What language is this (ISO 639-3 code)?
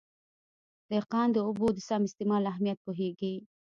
pus